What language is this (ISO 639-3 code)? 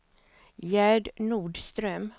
swe